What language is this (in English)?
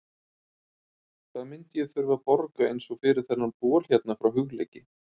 Icelandic